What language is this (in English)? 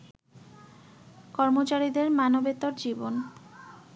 Bangla